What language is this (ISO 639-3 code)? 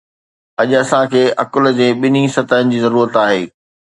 snd